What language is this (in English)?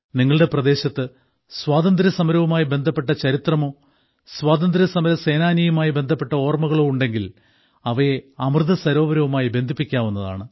Malayalam